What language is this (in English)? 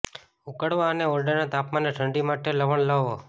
Gujarati